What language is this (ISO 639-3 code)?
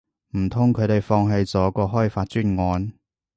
yue